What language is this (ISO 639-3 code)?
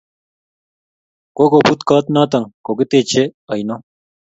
kln